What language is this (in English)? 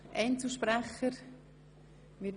Swiss German